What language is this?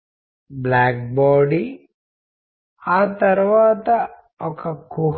Telugu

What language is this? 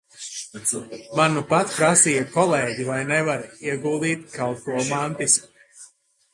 Latvian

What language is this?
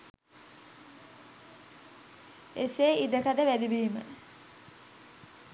Sinhala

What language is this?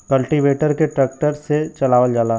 Bhojpuri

